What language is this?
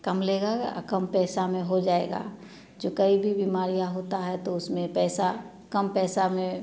Hindi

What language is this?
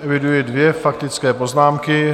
Czech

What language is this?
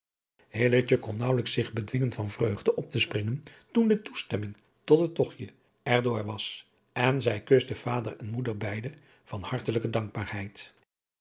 Dutch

